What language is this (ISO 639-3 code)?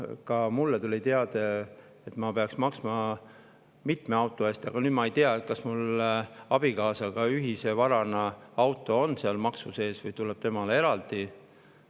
est